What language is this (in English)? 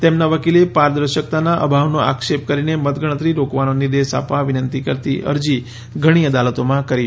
Gujarati